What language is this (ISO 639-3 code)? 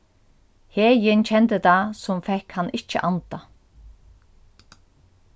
fao